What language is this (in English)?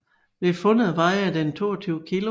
Danish